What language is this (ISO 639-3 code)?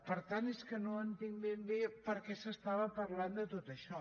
cat